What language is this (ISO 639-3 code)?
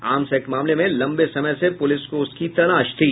hin